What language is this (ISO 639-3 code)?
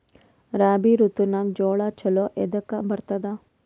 kan